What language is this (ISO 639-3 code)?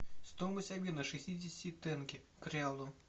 rus